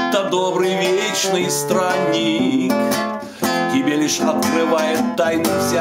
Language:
Russian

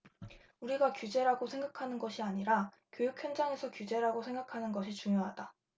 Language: Korean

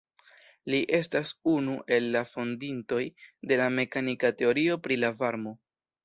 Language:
Esperanto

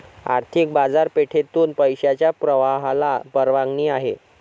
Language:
Marathi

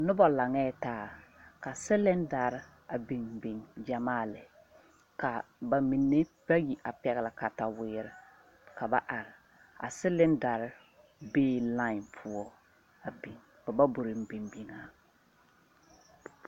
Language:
Southern Dagaare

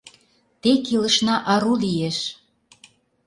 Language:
Mari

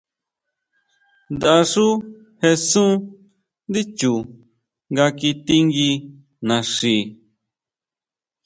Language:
Huautla Mazatec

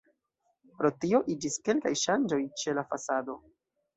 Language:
Esperanto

